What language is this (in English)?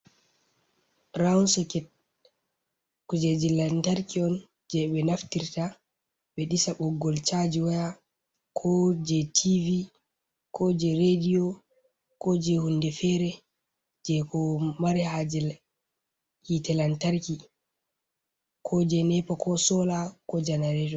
Fula